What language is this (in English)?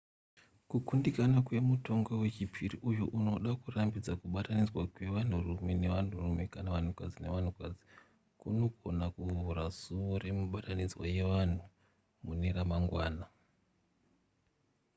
Shona